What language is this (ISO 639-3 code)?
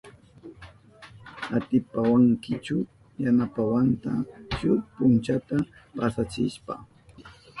qup